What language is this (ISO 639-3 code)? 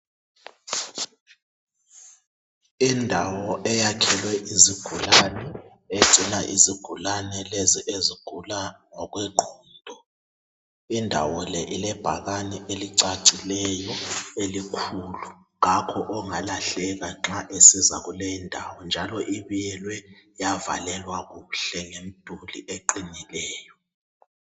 nde